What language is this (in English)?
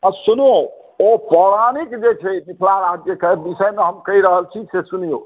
Maithili